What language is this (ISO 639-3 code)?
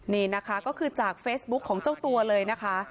tha